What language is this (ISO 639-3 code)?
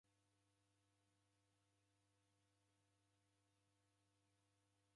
dav